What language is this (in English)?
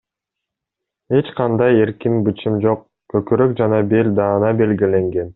Kyrgyz